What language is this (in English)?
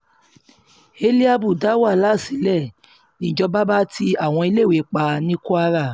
Yoruba